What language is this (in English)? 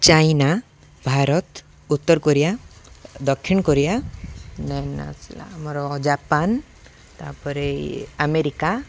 Odia